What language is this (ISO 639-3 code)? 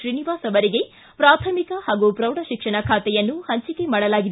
kan